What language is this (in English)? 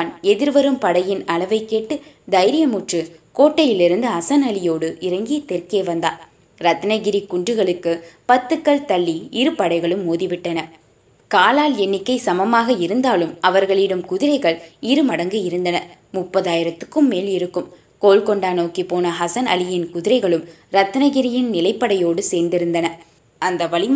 Tamil